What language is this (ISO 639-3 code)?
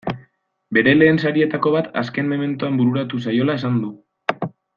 eus